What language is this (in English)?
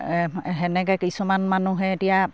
Assamese